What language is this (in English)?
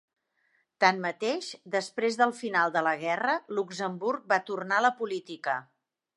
Catalan